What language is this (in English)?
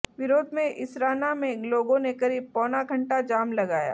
Hindi